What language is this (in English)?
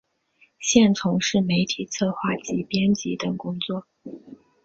Chinese